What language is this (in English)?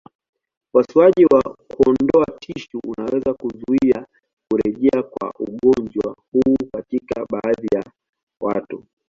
Swahili